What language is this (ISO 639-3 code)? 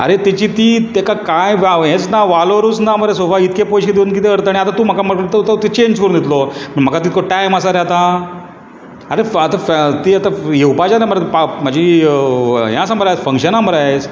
kok